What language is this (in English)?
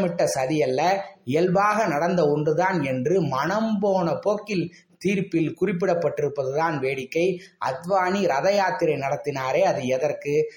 Tamil